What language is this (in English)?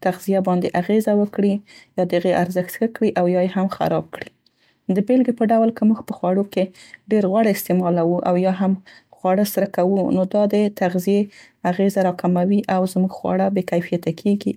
Central Pashto